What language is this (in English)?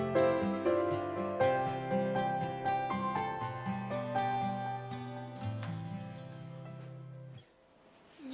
Indonesian